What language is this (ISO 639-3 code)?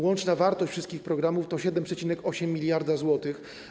pol